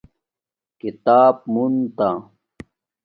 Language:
Domaaki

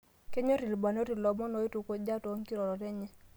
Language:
Masai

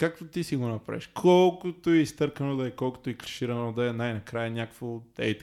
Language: Bulgarian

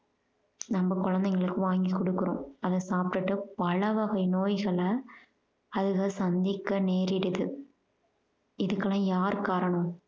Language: Tamil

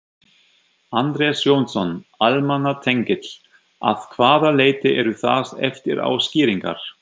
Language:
Icelandic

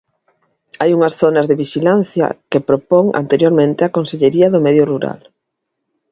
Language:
Galician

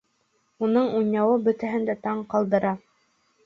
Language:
Bashkir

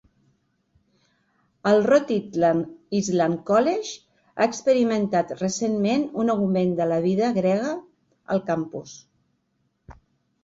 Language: Catalan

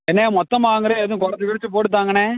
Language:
Tamil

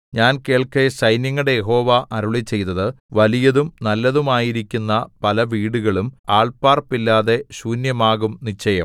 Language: Malayalam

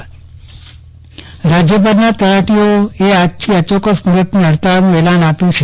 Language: Gujarati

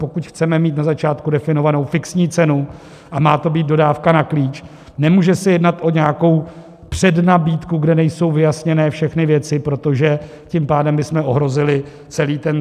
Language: Czech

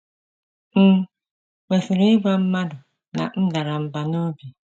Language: Igbo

